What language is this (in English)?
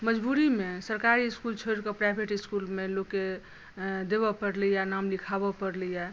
Maithili